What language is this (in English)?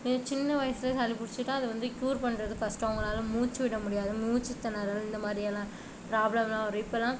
Tamil